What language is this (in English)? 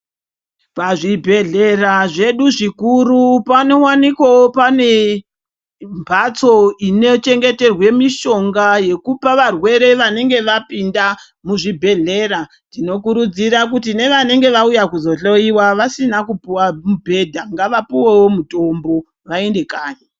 Ndau